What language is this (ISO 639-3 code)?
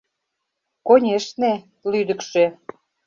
chm